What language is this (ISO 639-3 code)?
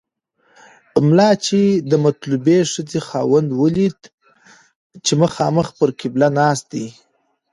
pus